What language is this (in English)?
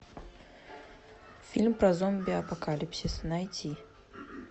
Russian